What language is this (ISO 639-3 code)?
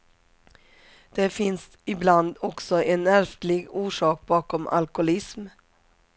swe